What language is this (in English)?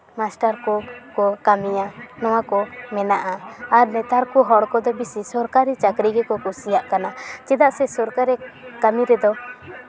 Santali